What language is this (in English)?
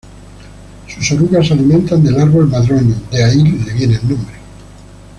Spanish